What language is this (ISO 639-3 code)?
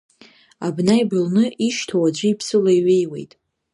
abk